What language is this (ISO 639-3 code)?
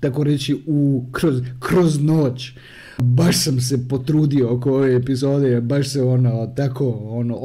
hrv